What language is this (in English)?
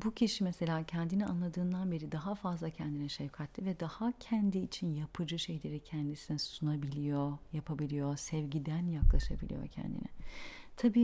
Turkish